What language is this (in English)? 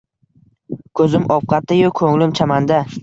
Uzbek